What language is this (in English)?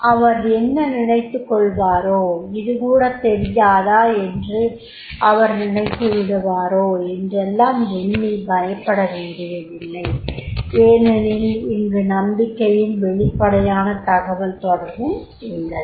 Tamil